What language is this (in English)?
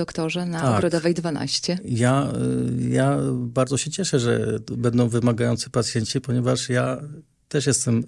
Polish